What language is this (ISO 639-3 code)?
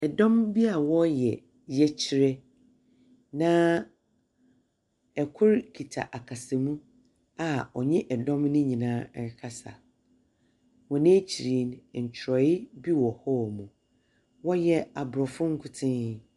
aka